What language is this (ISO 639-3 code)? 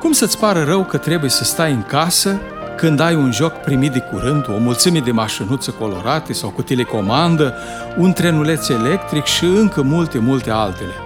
ron